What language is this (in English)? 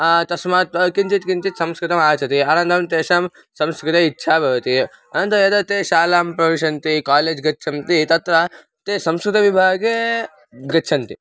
Sanskrit